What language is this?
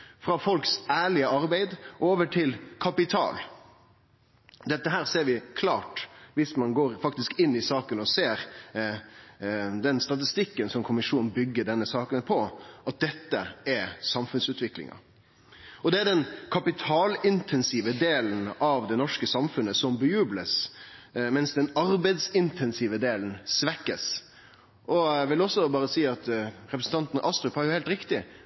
Norwegian Nynorsk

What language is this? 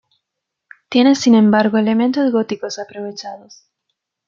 Spanish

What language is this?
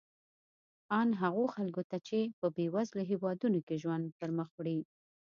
Pashto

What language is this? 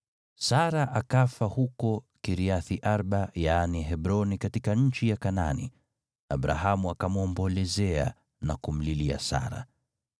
Swahili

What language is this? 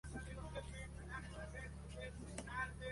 Spanish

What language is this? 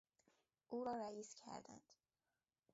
Persian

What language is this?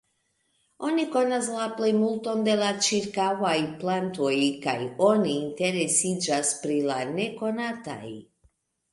Esperanto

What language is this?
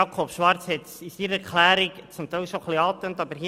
Swiss German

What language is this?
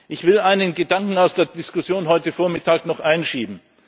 German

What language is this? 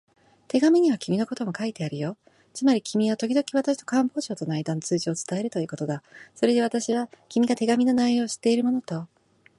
Japanese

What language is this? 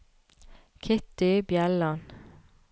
Norwegian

